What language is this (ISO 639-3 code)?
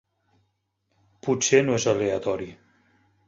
cat